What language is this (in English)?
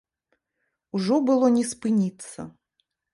Belarusian